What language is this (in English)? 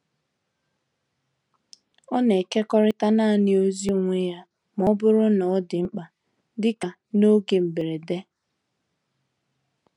Igbo